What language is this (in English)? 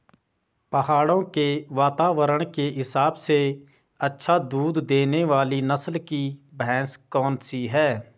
Hindi